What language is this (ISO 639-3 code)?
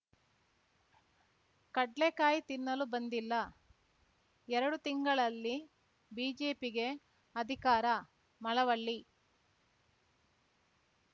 kan